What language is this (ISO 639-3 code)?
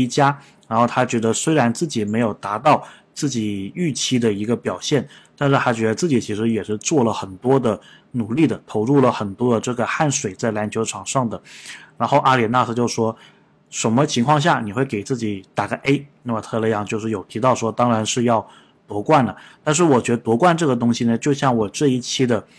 zho